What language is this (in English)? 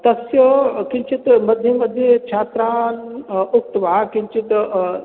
Sanskrit